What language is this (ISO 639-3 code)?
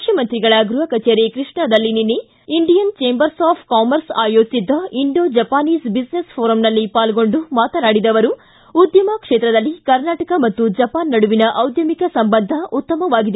kan